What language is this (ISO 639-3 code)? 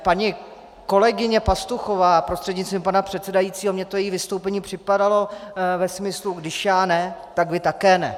ces